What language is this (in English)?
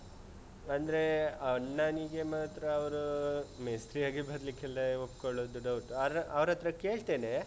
Kannada